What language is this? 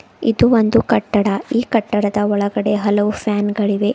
Kannada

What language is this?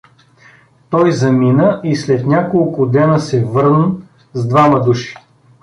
Bulgarian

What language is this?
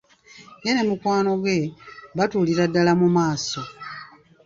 Ganda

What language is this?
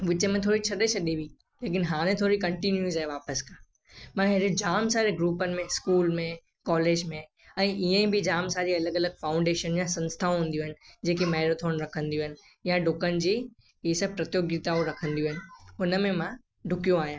Sindhi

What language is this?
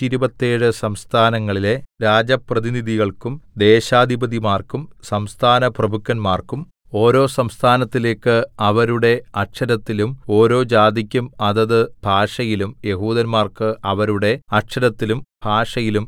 Malayalam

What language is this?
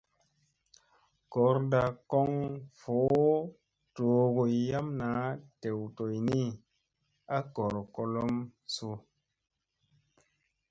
Musey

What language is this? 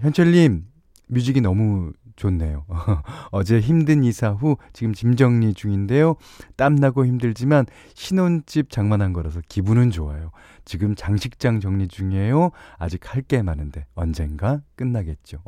Korean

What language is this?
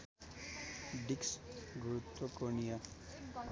Nepali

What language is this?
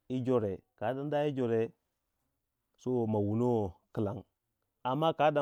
Waja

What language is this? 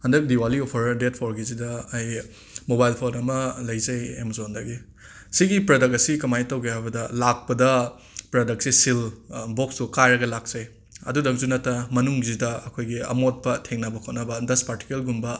Manipuri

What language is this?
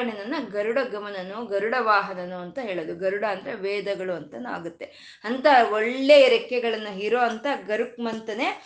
Kannada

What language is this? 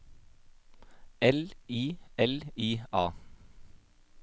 Norwegian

